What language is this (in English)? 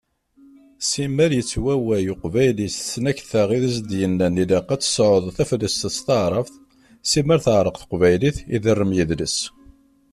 Kabyle